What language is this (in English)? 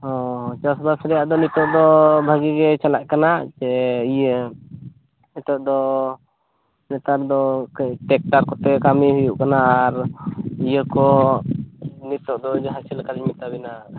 Santali